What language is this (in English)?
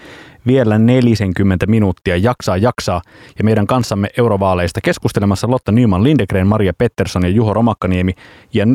Finnish